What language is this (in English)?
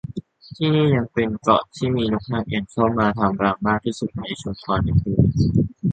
Thai